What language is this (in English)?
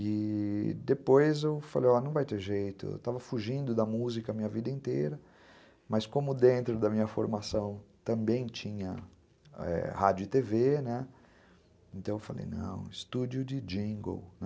Portuguese